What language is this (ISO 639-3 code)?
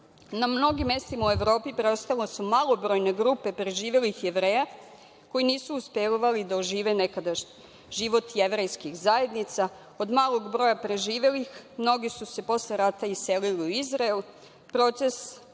srp